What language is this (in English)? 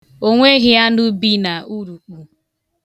Igbo